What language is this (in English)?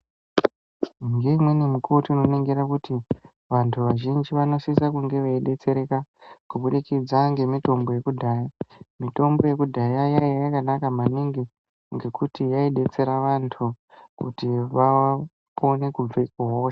Ndau